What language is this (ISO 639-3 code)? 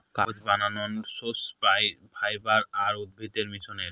ben